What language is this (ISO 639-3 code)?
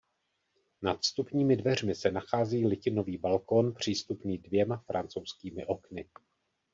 ces